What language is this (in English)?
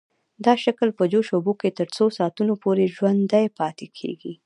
Pashto